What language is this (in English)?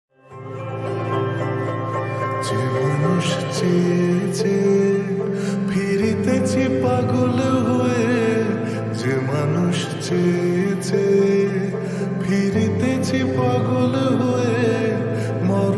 Romanian